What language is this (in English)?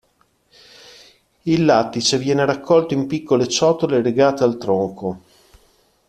Italian